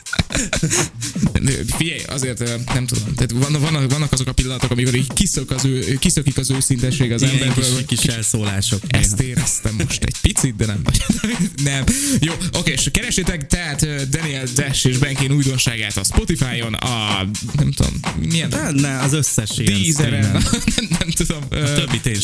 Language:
Hungarian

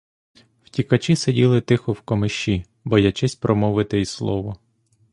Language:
Ukrainian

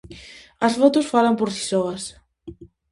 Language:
Galician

